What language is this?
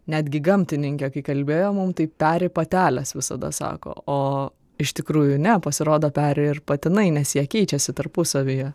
Lithuanian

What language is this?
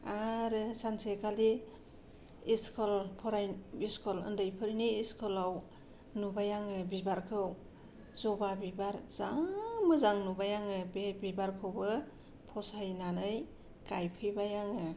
Bodo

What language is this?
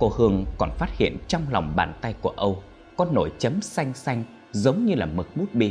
Vietnamese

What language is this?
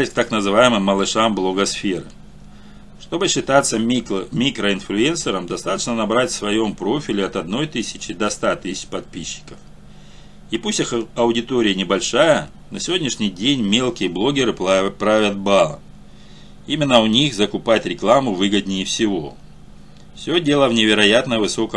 Russian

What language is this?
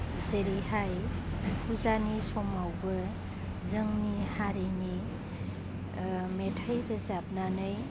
Bodo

